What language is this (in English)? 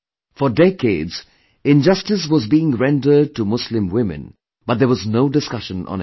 English